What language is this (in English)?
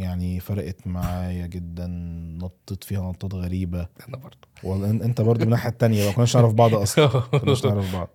Arabic